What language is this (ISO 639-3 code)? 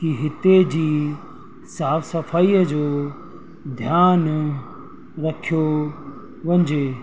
snd